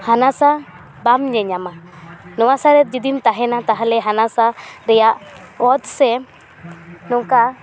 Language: Santali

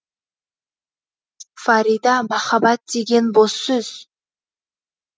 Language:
Kazakh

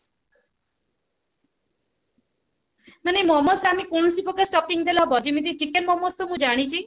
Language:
Odia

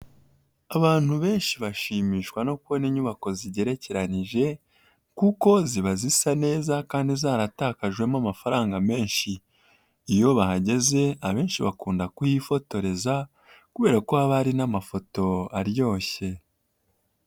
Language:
Kinyarwanda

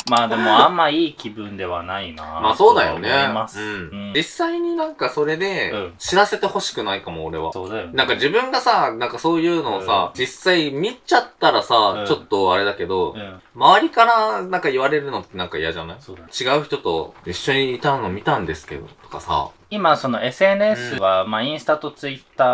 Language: Japanese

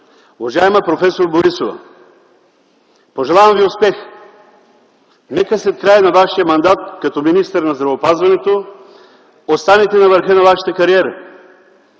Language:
Bulgarian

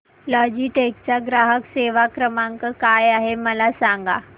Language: Marathi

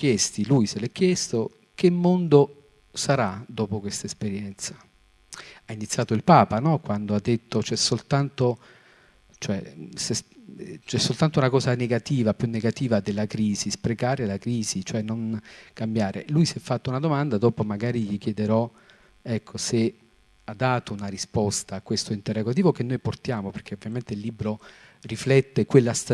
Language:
Italian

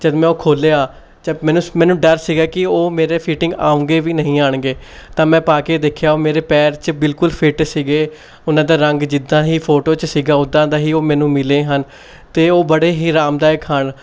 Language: Punjabi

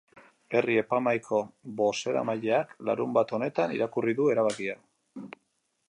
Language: Basque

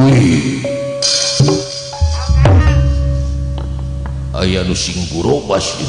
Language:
Indonesian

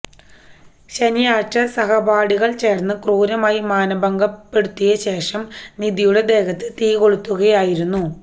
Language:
Malayalam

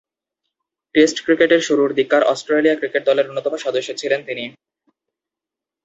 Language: Bangla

